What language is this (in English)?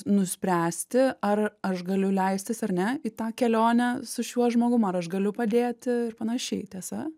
Lithuanian